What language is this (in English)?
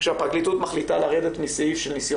Hebrew